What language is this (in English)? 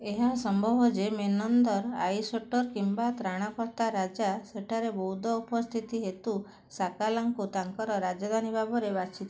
Odia